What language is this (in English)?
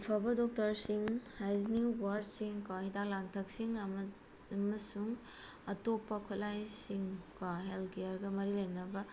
Manipuri